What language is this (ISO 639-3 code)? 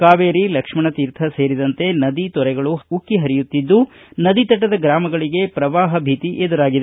kan